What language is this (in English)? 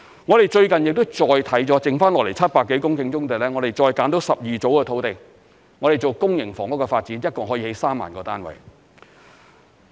Cantonese